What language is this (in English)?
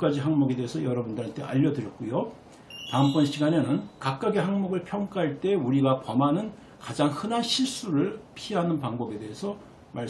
Korean